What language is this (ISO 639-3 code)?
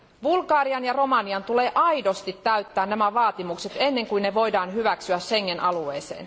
fin